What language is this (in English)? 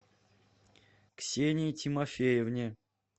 Russian